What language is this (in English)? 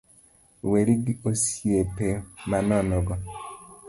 Luo (Kenya and Tanzania)